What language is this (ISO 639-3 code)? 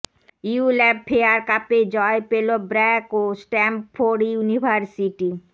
ben